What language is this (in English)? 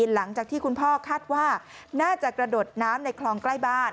Thai